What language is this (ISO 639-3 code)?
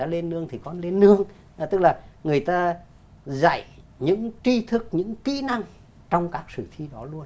vie